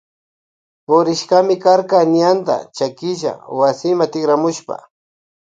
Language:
Loja Highland Quichua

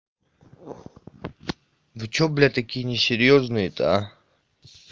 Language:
Russian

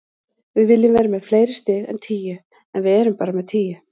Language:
Icelandic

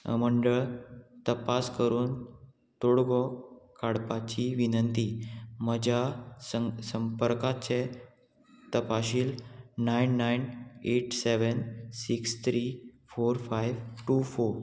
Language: Konkani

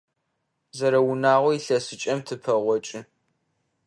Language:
Adyghe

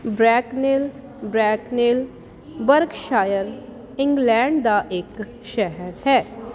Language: Punjabi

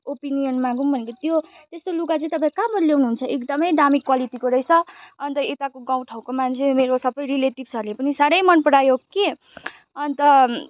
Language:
Nepali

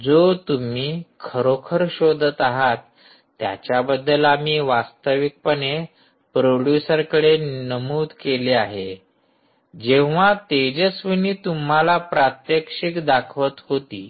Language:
Marathi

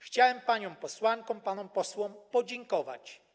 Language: Polish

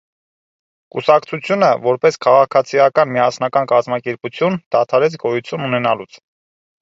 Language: Armenian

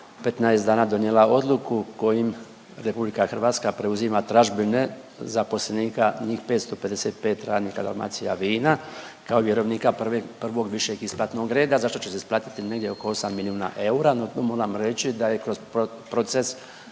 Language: Croatian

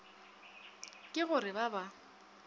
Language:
Northern Sotho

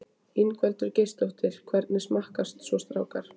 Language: Icelandic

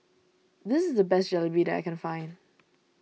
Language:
English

